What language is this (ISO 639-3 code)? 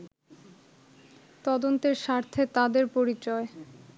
ben